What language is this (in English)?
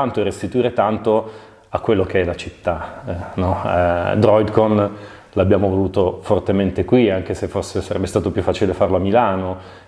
Italian